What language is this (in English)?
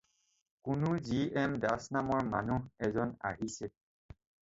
Assamese